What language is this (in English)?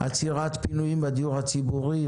Hebrew